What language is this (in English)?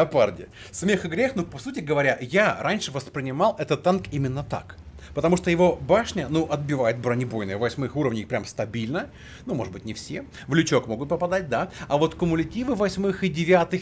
Russian